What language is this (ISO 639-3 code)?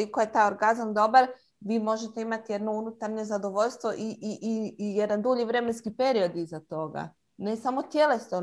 hrv